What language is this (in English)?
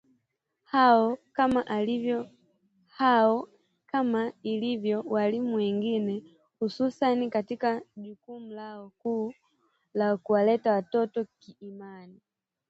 Swahili